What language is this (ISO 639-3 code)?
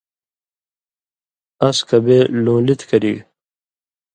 mvy